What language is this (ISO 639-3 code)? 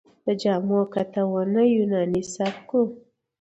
pus